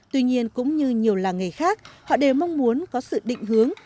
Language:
Vietnamese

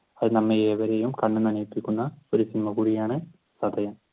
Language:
Malayalam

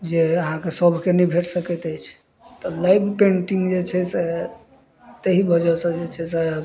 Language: Maithili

